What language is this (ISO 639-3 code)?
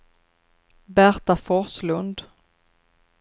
swe